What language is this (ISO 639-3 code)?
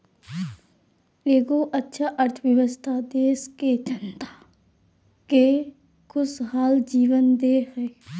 mag